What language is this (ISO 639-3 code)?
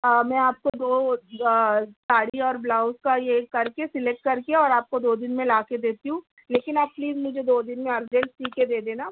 urd